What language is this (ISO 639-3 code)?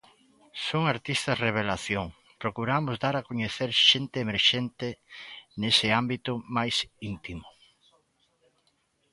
glg